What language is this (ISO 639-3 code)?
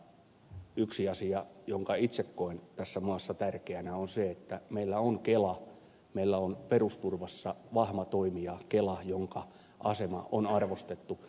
fin